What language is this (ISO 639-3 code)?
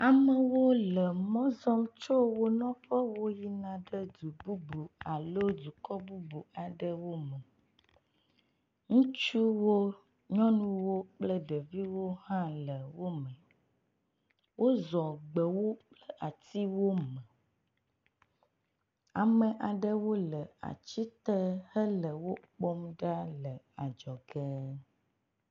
ewe